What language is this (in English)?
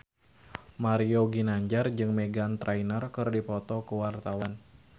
Sundanese